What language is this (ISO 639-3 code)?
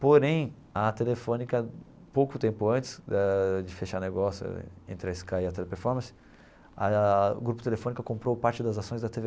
por